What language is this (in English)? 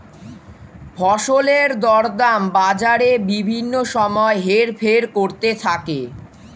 Bangla